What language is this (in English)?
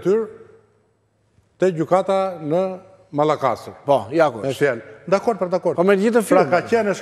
Romanian